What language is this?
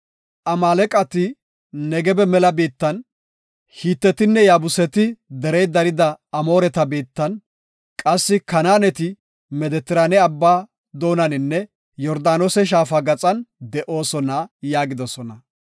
Gofa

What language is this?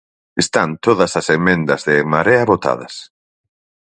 Galician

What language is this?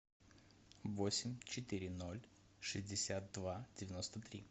Russian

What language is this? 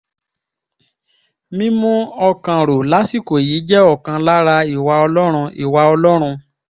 Yoruba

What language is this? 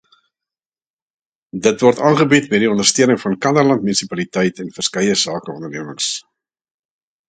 Afrikaans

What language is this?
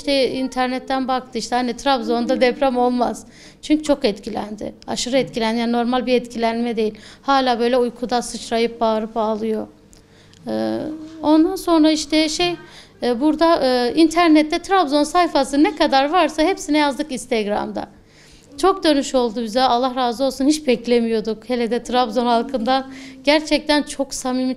Turkish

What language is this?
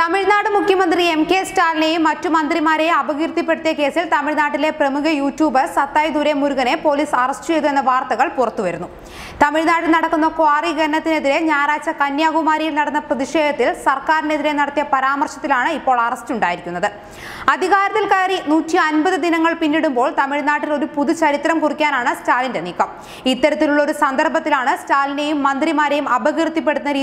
Romanian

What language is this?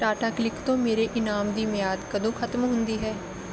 Punjabi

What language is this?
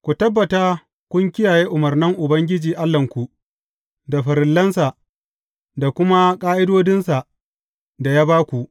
Hausa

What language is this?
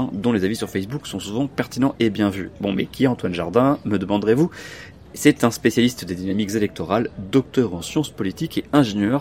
French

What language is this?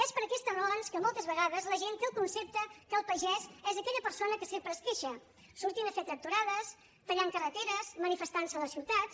Catalan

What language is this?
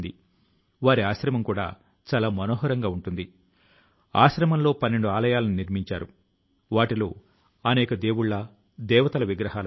Telugu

